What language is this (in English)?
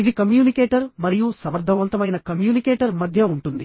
Telugu